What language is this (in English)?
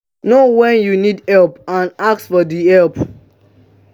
Nigerian Pidgin